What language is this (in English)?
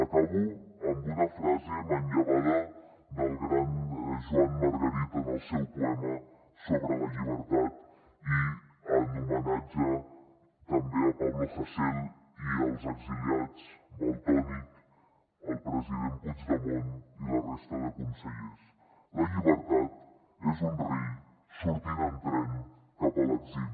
Catalan